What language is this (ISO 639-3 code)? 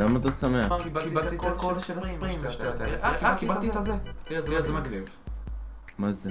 heb